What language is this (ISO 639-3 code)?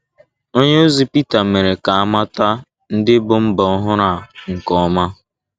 ibo